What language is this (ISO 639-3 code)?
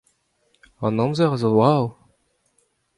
bre